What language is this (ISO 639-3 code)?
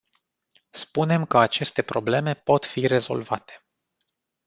ron